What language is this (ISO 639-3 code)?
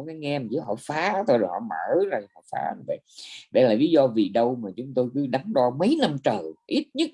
vie